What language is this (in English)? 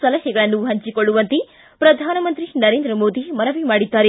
Kannada